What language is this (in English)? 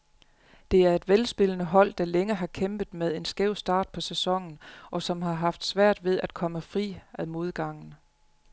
Danish